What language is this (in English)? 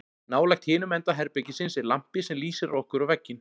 Icelandic